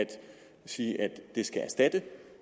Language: Danish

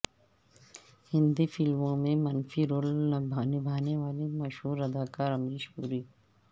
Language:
Urdu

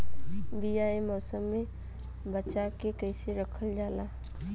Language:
Bhojpuri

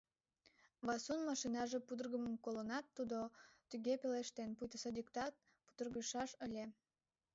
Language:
Mari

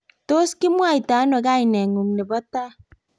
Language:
Kalenjin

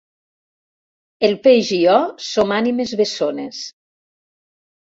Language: Catalan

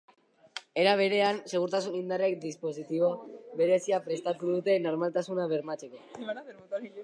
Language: Basque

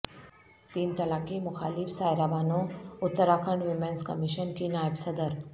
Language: Urdu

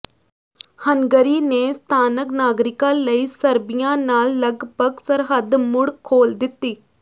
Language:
Punjabi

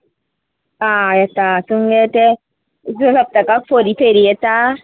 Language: Konkani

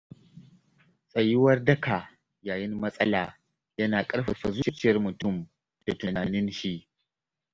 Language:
Hausa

